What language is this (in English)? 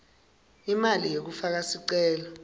Swati